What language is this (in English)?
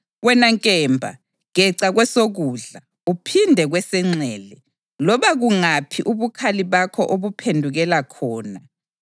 North Ndebele